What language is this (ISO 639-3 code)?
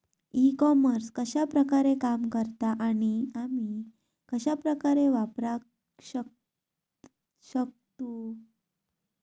mar